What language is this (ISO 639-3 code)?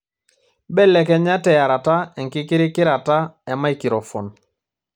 mas